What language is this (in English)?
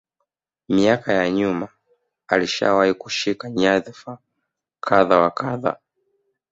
Swahili